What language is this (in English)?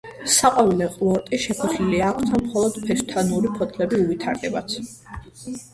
Georgian